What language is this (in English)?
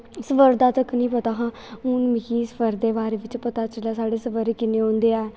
Dogri